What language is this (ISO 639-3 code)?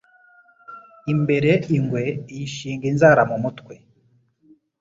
kin